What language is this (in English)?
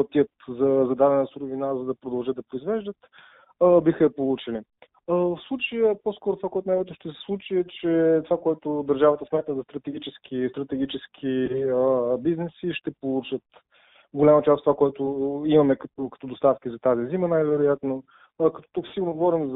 Bulgarian